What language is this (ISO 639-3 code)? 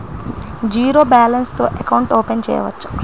tel